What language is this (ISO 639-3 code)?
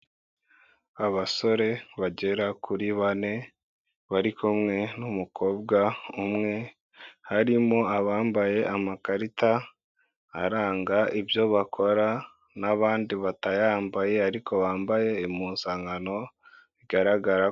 kin